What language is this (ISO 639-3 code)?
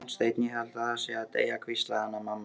isl